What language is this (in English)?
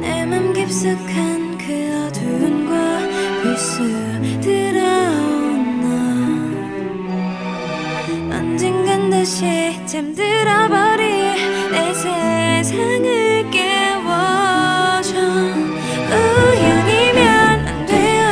Korean